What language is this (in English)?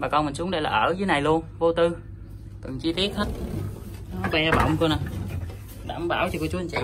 Vietnamese